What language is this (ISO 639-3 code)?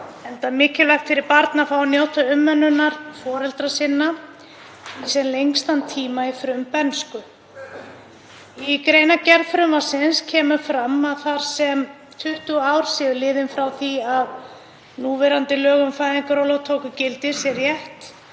isl